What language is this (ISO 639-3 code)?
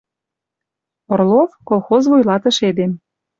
mrj